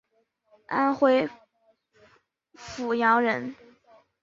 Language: Chinese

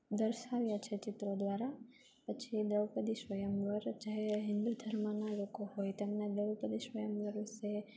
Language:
Gujarati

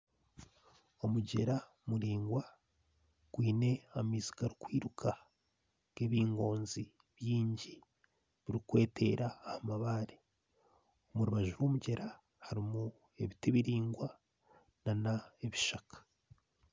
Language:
Nyankole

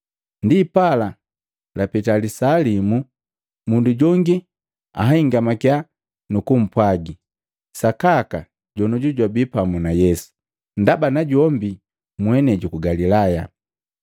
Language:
Matengo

